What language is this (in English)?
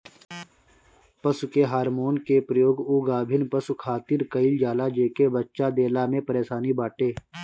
Bhojpuri